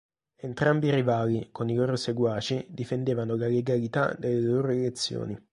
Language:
Italian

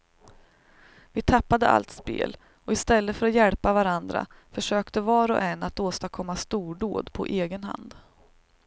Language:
Swedish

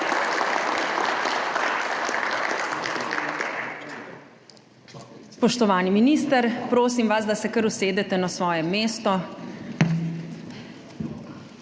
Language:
Slovenian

